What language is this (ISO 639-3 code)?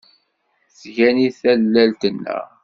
kab